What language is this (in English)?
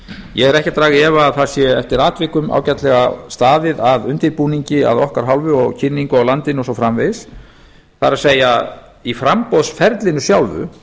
Icelandic